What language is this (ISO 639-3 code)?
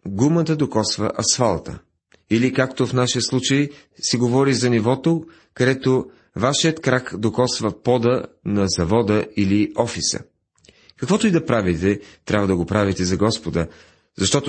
bul